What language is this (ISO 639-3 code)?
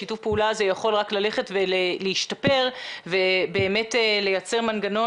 heb